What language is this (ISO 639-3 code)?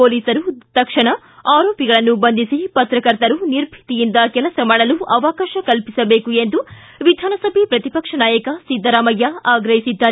kan